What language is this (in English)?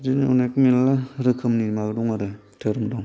Bodo